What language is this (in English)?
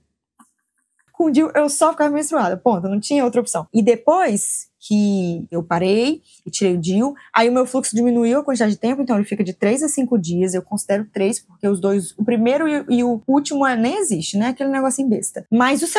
Portuguese